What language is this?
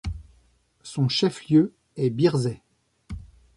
French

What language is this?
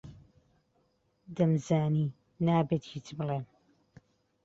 Central Kurdish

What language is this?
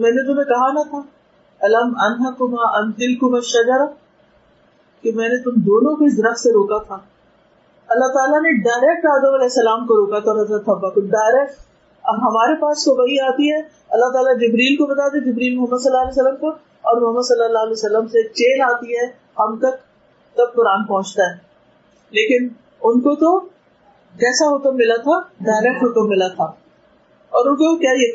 Urdu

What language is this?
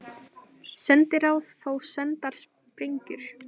Icelandic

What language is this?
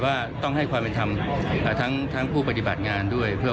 Thai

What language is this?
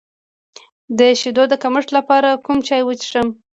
Pashto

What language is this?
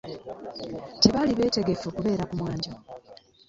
Ganda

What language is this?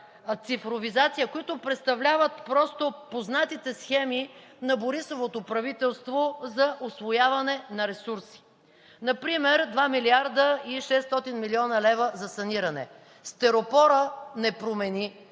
Bulgarian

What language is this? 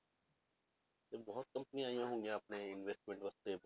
Punjabi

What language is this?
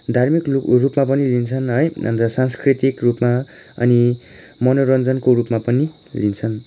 Nepali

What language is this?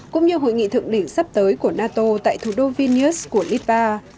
Vietnamese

